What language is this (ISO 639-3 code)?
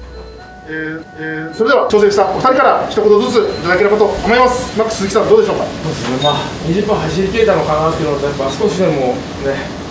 jpn